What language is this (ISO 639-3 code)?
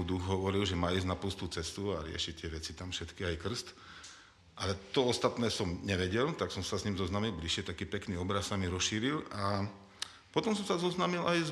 slk